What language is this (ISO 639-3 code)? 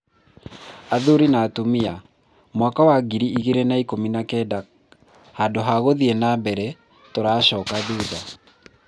kik